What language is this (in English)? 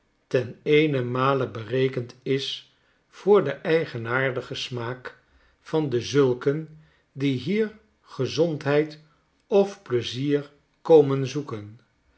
Dutch